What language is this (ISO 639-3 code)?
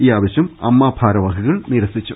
mal